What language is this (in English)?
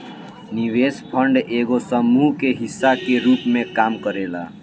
Bhojpuri